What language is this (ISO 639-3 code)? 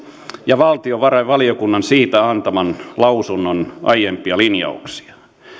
fin